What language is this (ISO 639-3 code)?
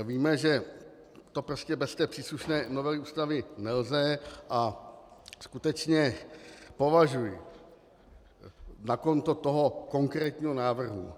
ces